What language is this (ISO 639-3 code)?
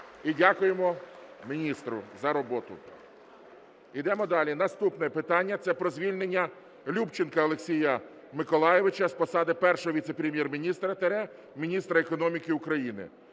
ukr